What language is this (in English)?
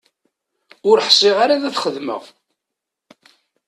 Kabyle